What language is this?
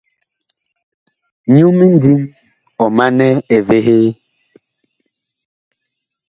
Bakoko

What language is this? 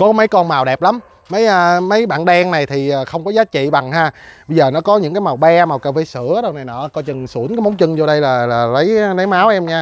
Vietnamese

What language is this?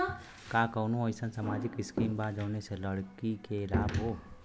Bhojpuri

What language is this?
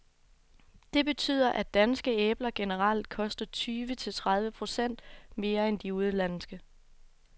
Danish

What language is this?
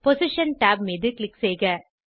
Tamil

